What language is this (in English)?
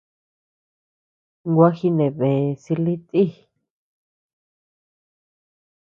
Tepeuxila Cuicatec